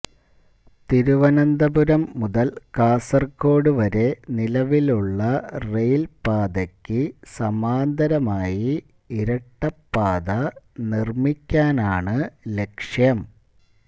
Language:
Malayalam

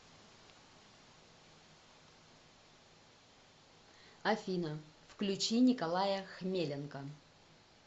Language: Russian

